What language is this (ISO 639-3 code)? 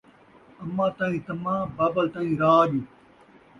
skr